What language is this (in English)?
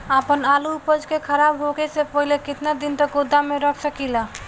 Bhojpuri